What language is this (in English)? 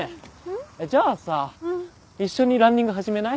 Japanese